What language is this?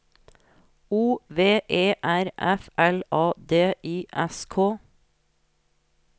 Norwegian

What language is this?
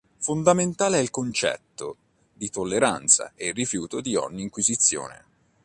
Italian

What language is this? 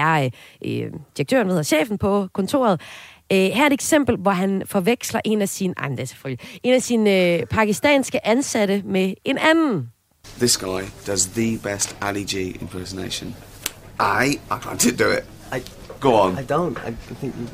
Danish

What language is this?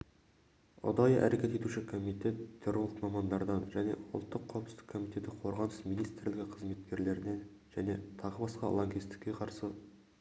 Kazakh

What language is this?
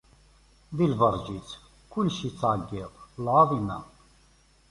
Kabyle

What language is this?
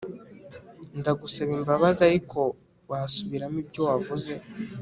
Kinyarwanda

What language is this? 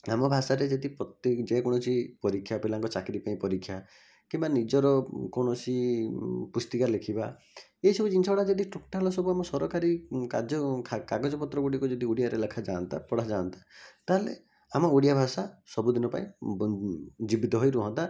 Odia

